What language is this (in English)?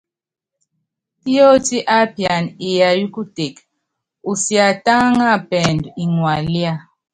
Yangben